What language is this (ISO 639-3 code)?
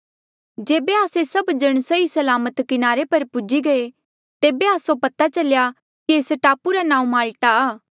mjl